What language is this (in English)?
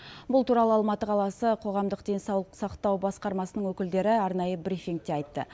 Kazakh